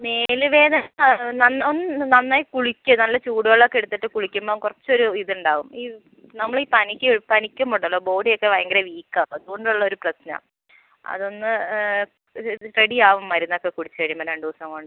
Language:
Malayalam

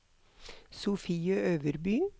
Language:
Norwegian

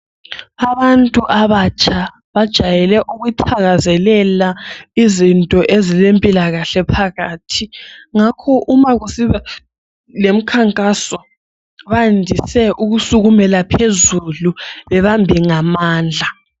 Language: North Ndebele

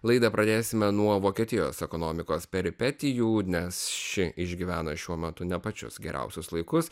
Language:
Lithuanian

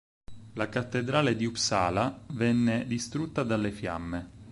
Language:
Italian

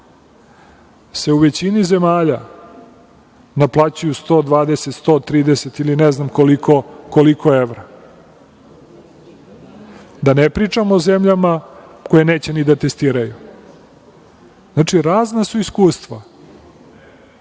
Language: Serbian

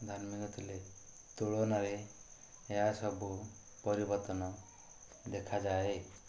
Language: Odia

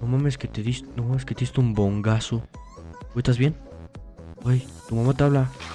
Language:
Spanish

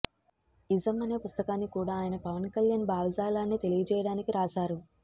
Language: Telugu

